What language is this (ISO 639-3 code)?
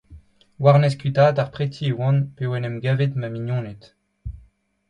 bre